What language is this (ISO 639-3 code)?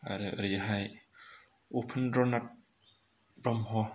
brx